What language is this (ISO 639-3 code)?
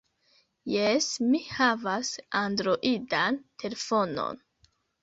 epo